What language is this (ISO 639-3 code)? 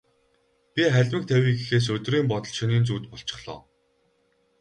mon